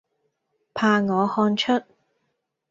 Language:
Cantonese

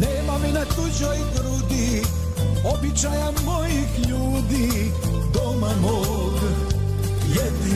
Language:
Croatian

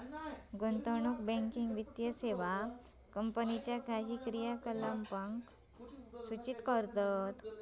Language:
Marathi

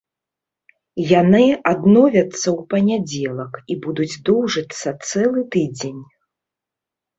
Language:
Belarusian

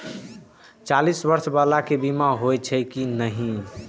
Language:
Maithili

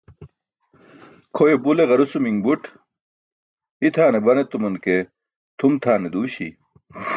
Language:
Burushaski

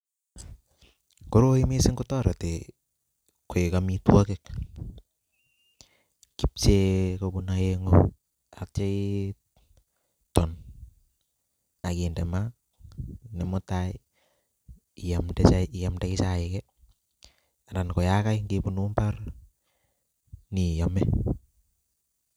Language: Kalenjin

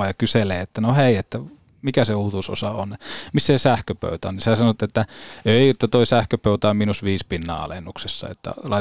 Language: Finnish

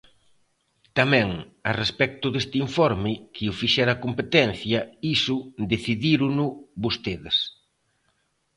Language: Galician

